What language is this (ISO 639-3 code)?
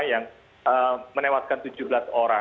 ind